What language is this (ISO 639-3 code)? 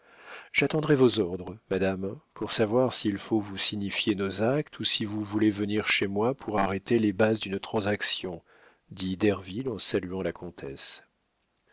fra